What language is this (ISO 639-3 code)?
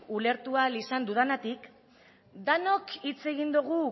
eus